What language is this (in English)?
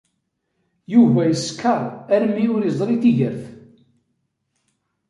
Kabyle